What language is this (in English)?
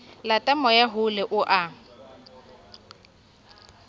Southern Sotho